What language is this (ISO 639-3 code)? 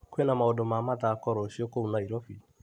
kik